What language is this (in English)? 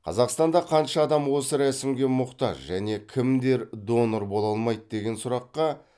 Kazakh